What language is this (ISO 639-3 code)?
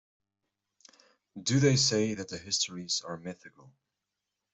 eng